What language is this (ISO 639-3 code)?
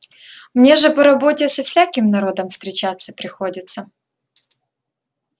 rus